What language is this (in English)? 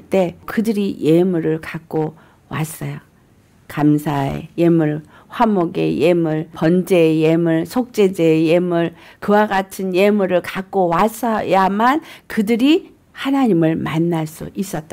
Korean